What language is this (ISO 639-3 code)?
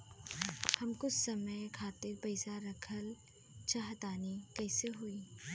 bho